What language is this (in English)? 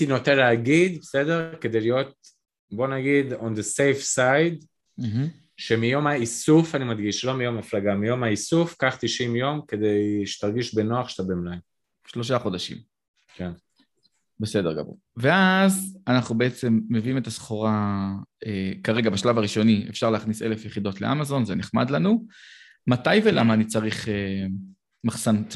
Hebrew